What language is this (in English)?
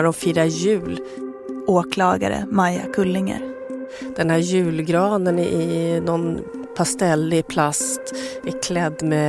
Swedish